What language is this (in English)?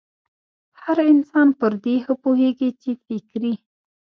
Pashto